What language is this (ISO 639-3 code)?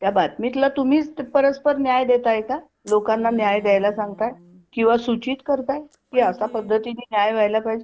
mar